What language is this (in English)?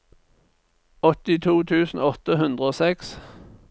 Norwegian